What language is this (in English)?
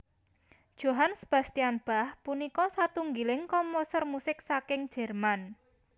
Javanese